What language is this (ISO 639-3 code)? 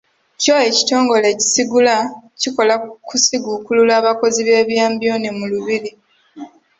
lug